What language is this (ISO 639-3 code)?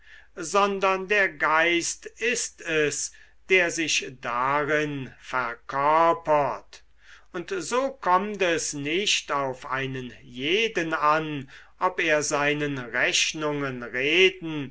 deu